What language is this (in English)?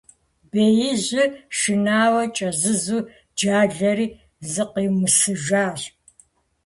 Kabardian